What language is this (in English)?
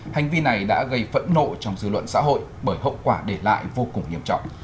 Vietnamese